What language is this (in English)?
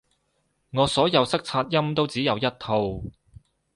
Cantonese